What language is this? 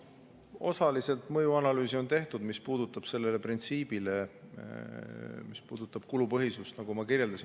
Estonian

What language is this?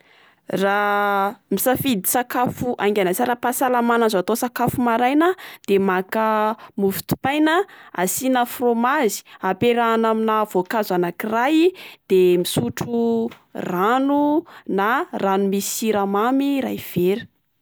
Malagasy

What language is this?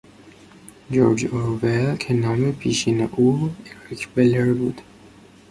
Persian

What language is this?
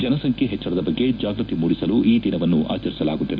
Kannada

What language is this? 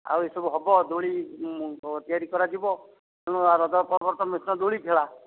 Odia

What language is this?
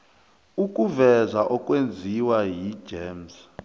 South Ndebele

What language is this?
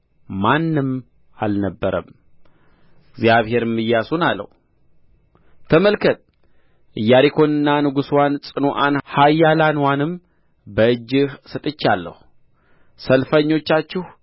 Amharic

